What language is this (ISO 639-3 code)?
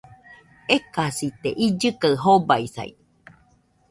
hux